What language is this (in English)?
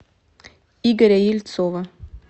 Russian